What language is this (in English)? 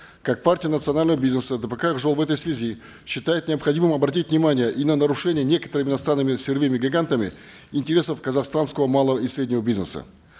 Kazakh